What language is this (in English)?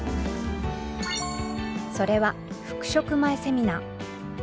Japanese